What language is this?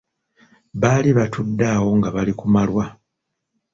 Ganda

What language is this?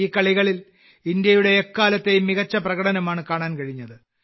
Malayalam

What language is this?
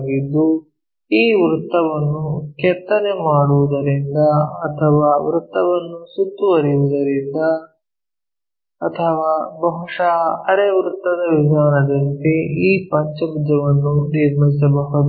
Kannada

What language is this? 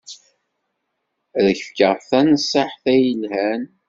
Kabyle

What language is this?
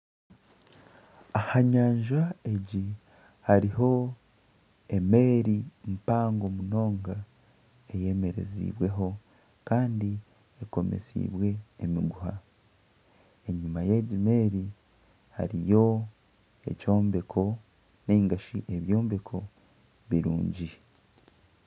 Nyankole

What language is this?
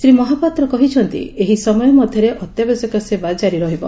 Odia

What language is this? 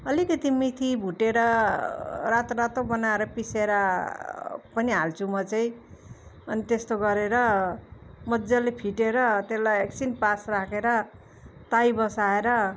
Nepali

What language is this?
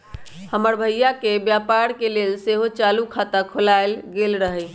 Magahi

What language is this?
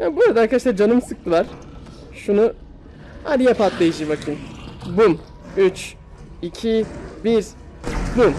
Turkish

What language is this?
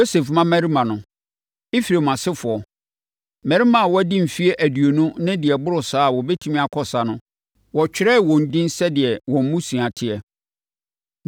Akan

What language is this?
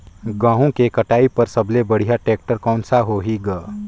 Chhattisgarhi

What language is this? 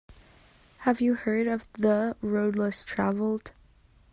English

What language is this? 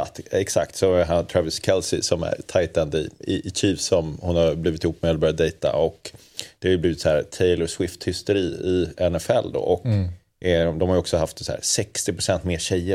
Swedish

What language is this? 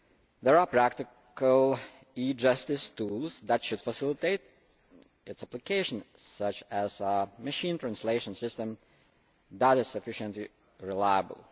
English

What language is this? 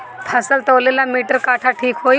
Bhojpuri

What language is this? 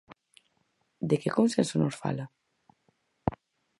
Galician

